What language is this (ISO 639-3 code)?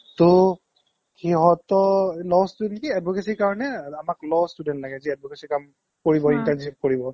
asm